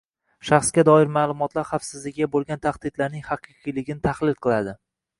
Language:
Uzbek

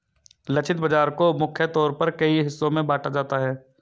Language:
Hindi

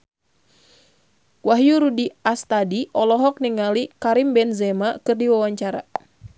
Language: Sundanese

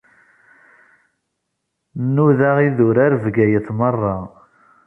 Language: Kabyle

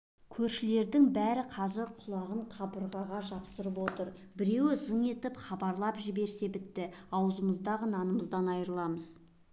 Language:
Kazakh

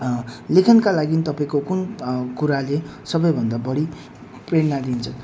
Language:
Nepali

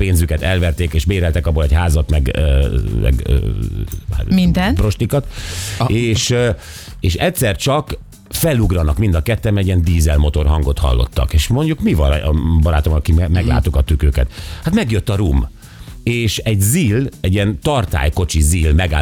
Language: Hungarian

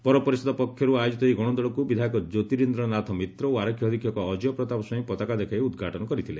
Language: Odia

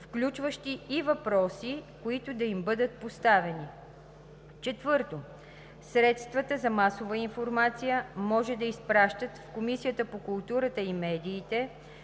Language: Bulgarian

